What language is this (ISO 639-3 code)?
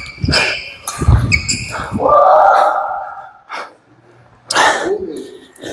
kor